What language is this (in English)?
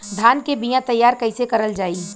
Bhojpuri